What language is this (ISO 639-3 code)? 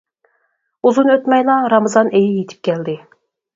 uig